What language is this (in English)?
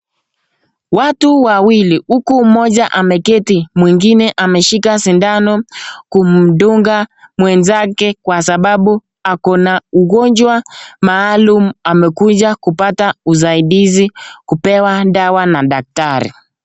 Swahili